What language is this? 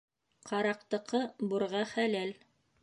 Bashkir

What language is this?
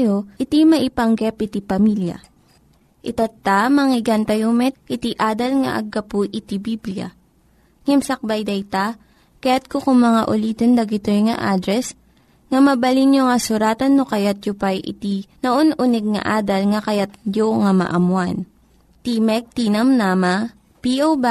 Filipino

